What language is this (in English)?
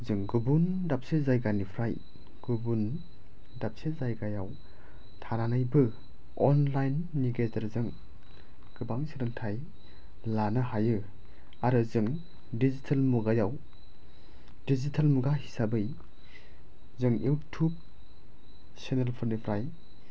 Bodo